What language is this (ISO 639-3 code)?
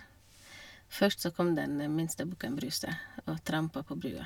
nor